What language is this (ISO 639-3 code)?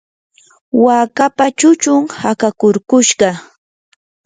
qur